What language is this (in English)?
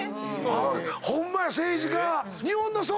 Japanese